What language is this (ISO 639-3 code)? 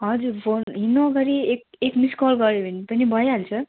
nep